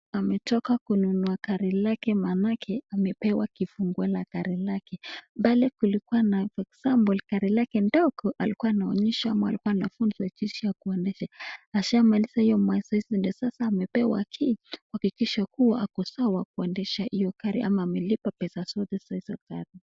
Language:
Swahili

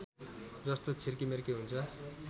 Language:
Nepali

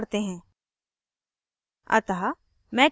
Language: Hindi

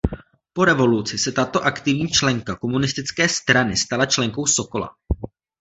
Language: Czech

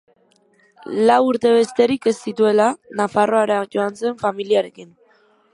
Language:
Basque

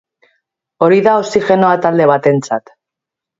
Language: Basque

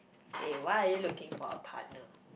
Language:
English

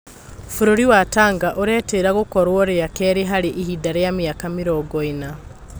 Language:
Kikuyu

